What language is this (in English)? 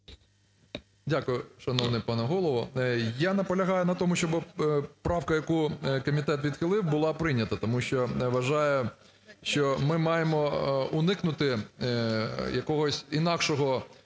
Ukrainian